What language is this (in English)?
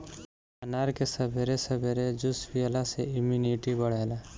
Bhojpuri